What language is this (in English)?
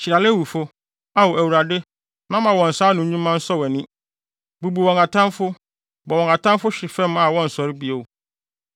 Akan